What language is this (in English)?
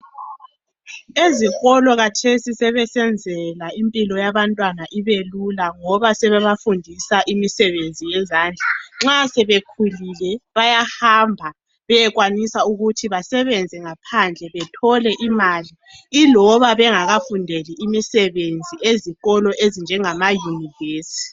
North Ndebele